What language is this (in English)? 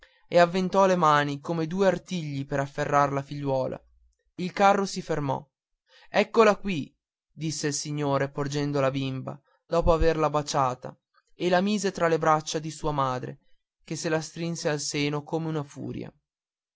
Italian